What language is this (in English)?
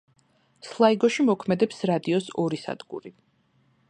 Georgian